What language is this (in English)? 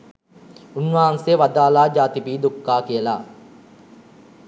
Sinhala